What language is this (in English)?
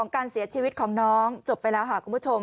Thai